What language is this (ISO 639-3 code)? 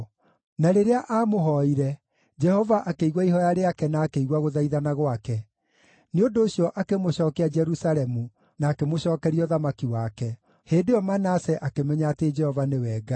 kik